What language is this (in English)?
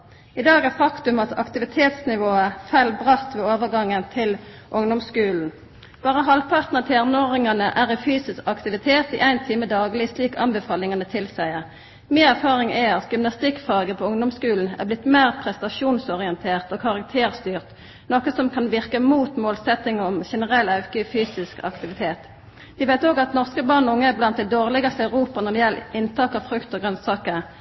Norwegian Nynorsk